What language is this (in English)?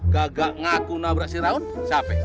Indonesian